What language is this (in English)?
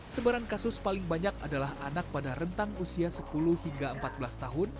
Indonesian